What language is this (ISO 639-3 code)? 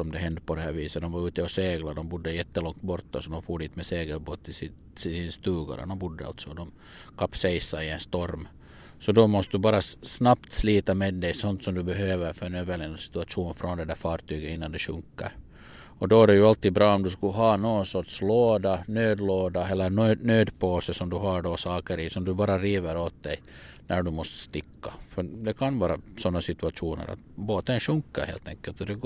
swe